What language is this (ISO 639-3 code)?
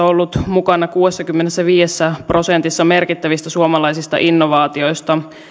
fin